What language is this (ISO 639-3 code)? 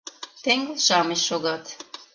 chm